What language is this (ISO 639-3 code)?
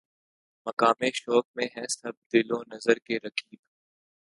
urd